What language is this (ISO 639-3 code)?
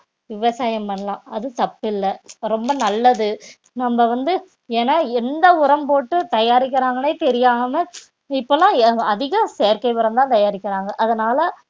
tam